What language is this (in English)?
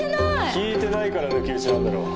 Japanese